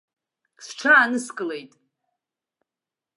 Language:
Abkhazian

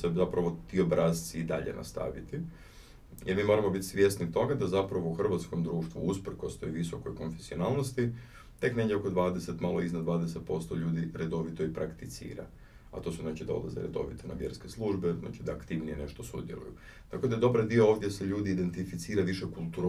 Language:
Croatian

